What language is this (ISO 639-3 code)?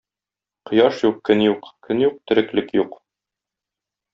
tat